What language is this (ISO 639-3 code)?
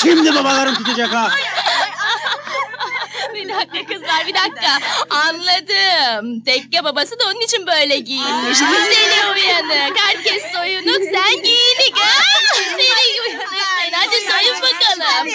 tur